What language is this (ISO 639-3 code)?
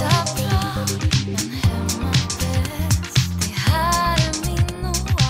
spa